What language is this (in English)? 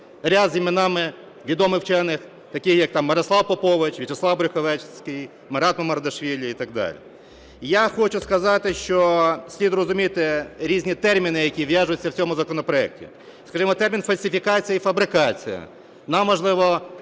Ukrainian